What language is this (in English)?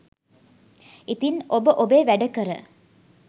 Sinhala